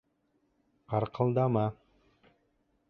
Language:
Bashkir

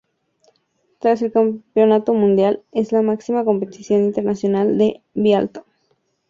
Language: Spanish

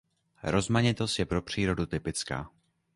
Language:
Czech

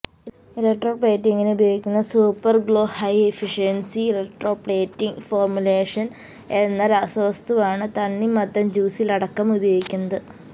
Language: Malayalam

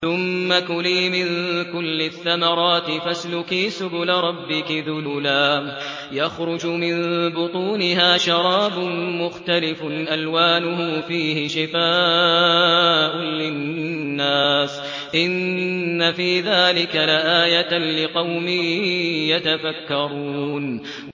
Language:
Arabic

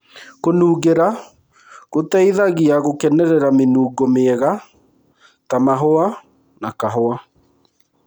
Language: Kikuyu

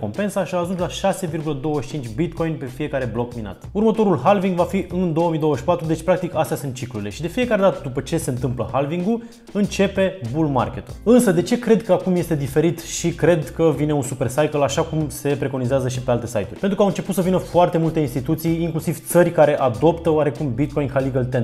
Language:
Romanian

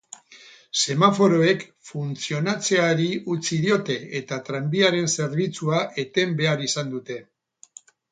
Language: Basque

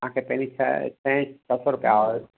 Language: Sindhi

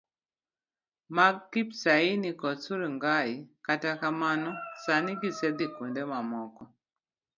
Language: Luo (Kenya and Tanzania)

